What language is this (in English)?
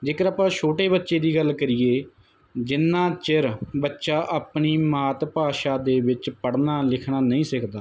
Punjabi